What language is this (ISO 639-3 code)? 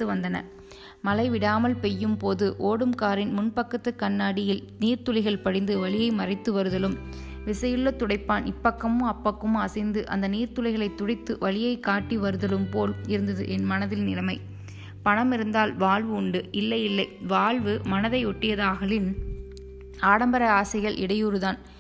tam